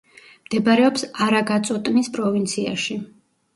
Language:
Georgian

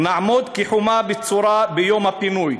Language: Hebrew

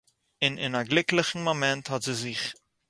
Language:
Yiddish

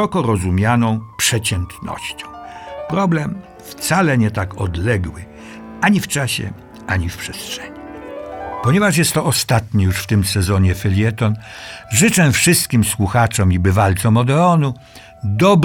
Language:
Polish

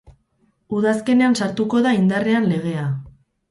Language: Basque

